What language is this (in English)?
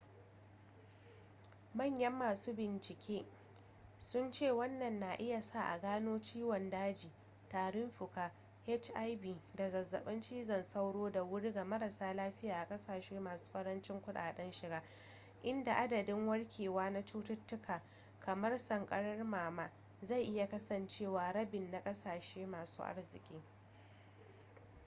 Hausa